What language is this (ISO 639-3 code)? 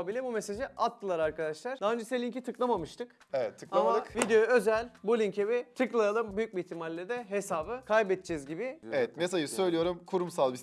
tur